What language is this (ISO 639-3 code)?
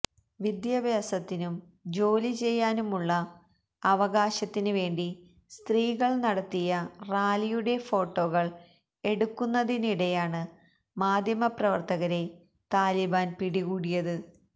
mal